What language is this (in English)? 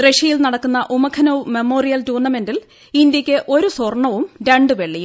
Malayalam